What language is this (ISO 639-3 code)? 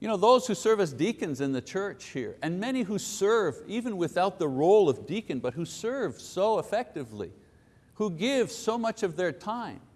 eng